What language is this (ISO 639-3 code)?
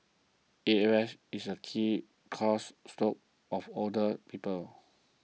eng